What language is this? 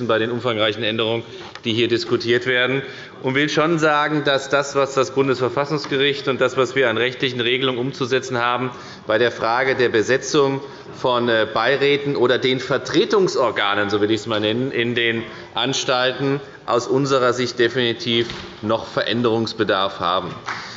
German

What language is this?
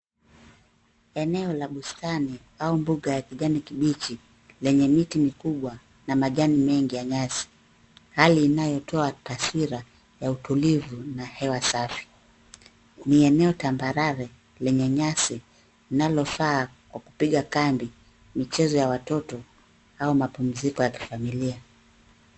Swahili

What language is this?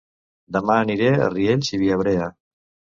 Catalan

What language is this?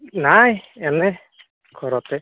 Assamese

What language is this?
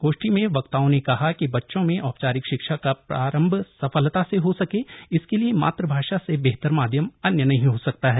Hindi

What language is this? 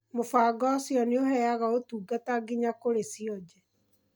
Kikuyu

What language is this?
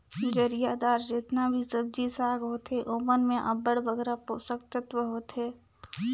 Chhattisgarhi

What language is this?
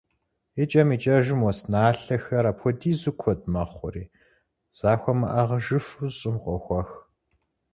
Kabardian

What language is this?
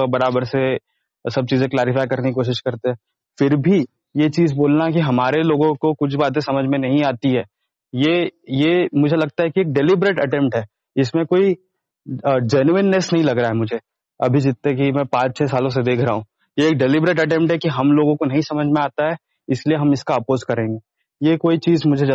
Hindi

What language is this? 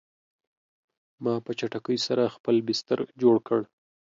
Pashto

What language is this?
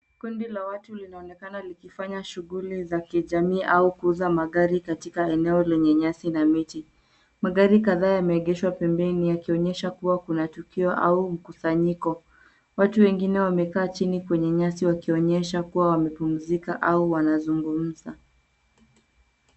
Swahili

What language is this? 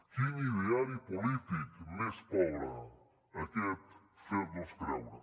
Catalan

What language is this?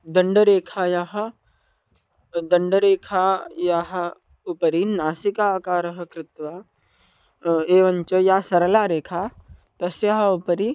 Sanskrit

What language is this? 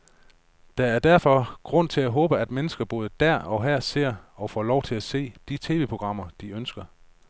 Danish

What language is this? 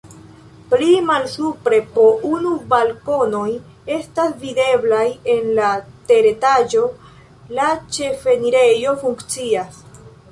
Esperanto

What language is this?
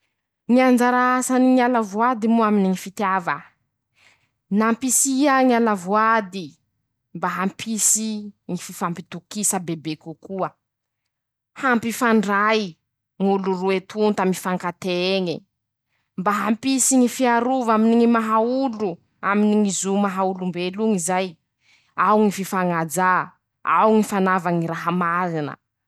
Masikoro Malagasy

